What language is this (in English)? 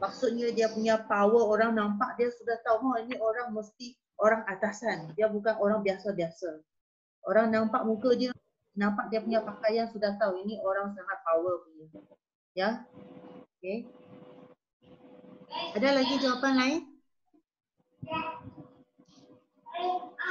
Malay